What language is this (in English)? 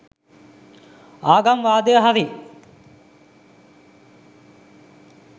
Sinhala